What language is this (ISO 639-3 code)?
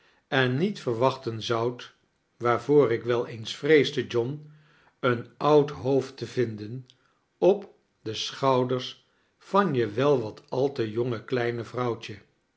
nld